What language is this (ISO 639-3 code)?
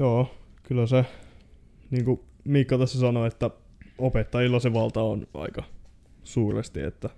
fin